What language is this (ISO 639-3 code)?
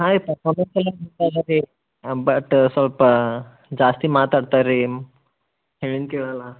kan